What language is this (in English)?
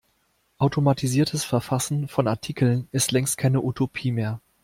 German